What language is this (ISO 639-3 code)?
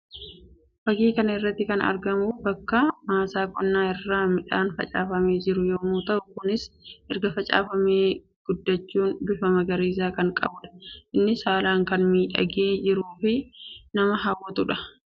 orm